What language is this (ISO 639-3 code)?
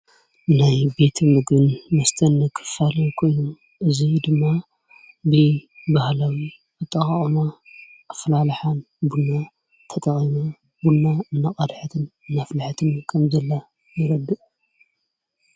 tir